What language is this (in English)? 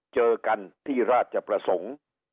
Thai